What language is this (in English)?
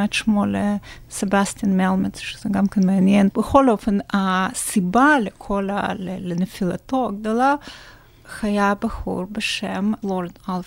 Hebrew